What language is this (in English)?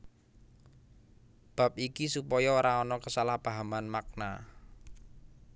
Javanese